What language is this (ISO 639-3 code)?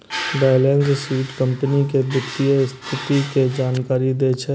mai